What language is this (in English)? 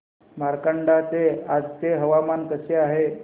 Marathi